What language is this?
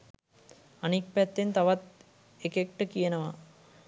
Sinhala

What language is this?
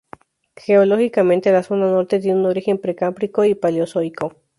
Spanish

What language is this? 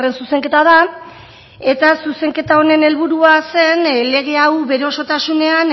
Basque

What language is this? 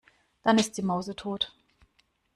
German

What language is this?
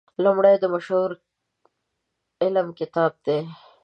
Pashto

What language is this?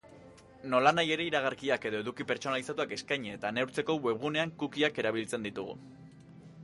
Basque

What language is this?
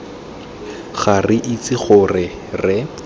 Tswana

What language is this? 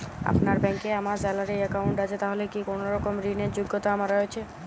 Bangla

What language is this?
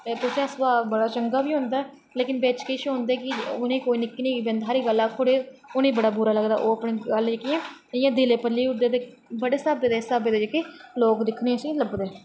Dogri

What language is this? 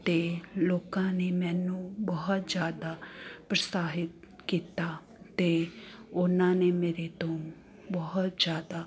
Punjabi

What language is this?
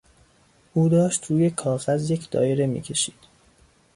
Persian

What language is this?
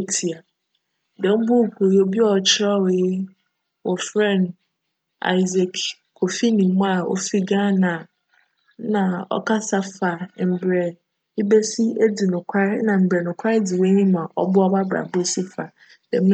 Akan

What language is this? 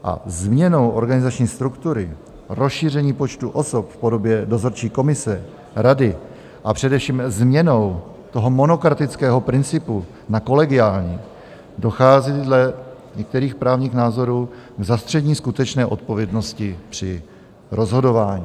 Czech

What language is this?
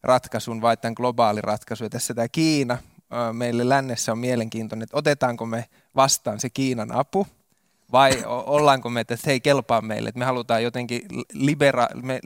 Finnish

